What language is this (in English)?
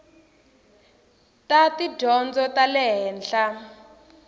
Tsonga